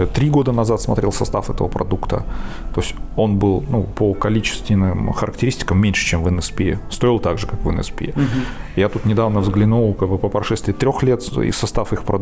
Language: Russian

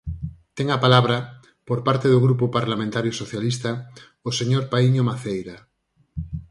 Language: Galician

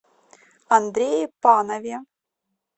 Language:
Russian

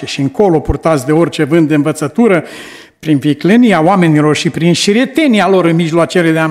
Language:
Romanian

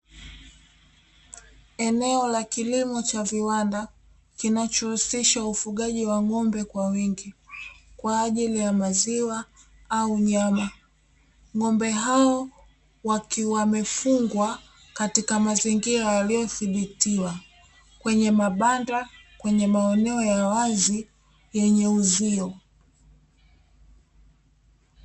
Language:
Swahili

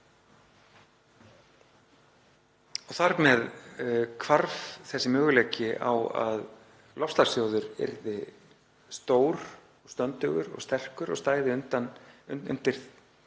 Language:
Icelandic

